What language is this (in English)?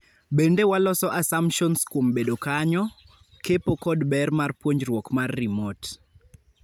Luo (Kenya and Tanzania)